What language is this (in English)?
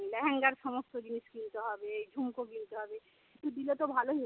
Bangla